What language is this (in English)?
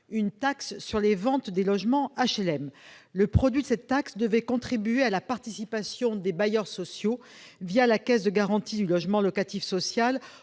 French